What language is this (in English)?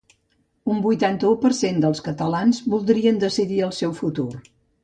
Catalan